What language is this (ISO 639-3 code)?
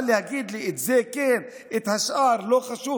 heb